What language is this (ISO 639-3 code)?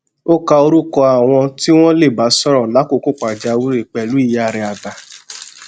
yor